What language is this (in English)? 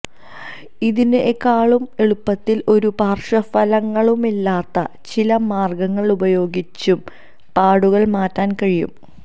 Malayalam